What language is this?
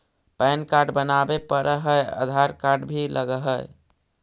Magahi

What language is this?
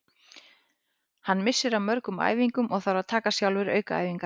Icelandic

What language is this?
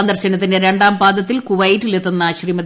Malayalam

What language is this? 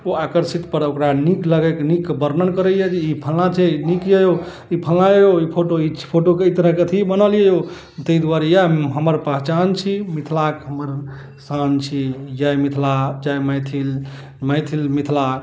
Maithili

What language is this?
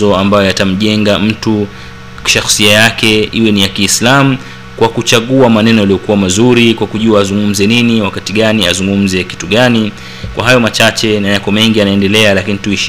Swahili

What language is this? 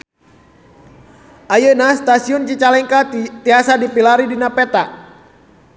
Sundanese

